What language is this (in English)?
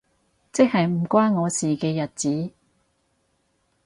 Cantonese